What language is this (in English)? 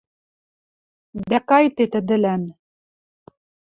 Western Mari